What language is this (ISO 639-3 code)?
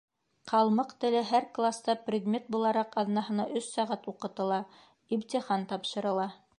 bak